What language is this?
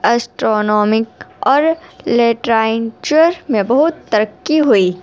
Urdu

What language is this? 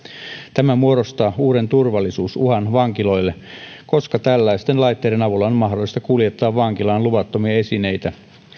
Finnish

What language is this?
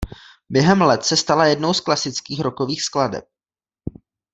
Czech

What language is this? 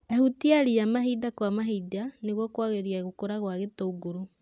Kikuyu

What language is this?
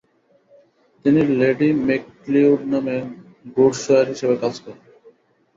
Bangla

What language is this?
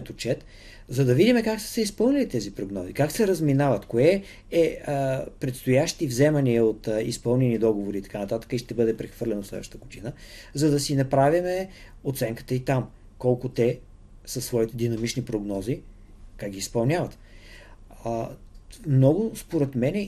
Bulgarian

